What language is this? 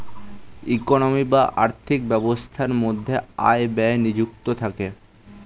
Bangla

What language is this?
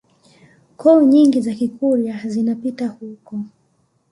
Swahili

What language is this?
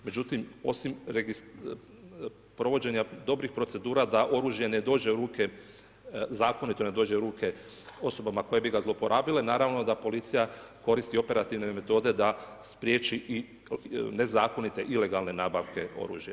Croatian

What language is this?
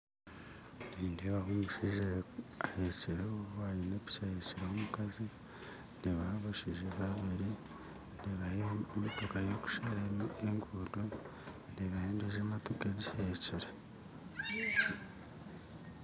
Nyankole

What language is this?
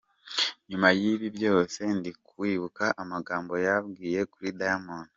Kinyarwanda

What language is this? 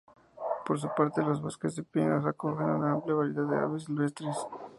Spanish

